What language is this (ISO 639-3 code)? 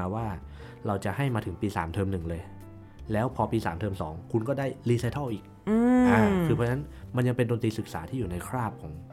tha